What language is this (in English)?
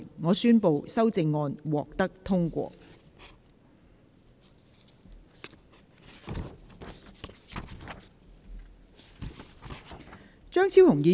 Cantonese